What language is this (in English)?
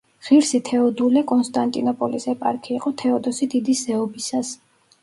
Georgian